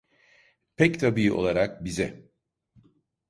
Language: Turkish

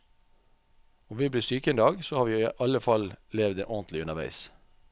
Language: Norwegian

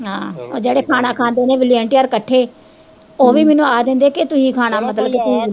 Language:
Punjabi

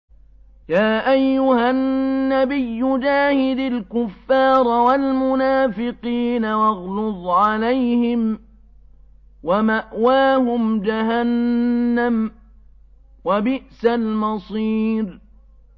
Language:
Arabic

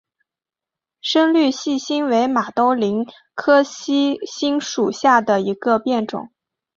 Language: Chinese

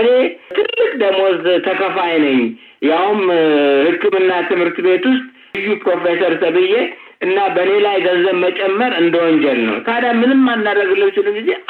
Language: Amharic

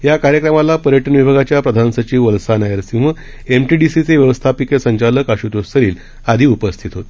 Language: Marathi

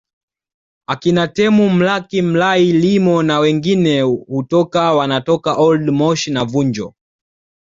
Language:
Swahili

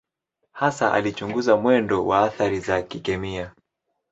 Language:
Swahili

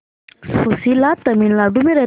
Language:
Hindi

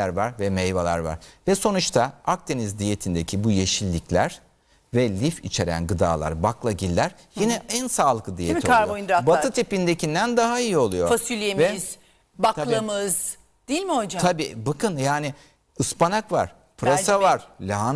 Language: Turkish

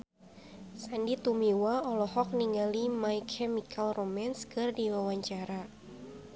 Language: Sundanese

